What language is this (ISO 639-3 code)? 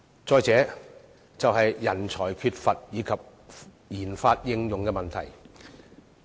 yue